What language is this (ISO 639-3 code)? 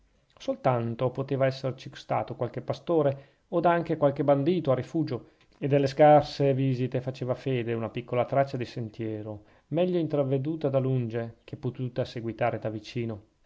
ita